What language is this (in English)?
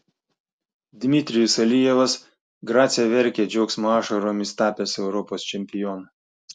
Lithuanian